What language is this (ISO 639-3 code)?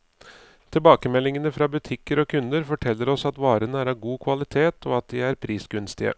nor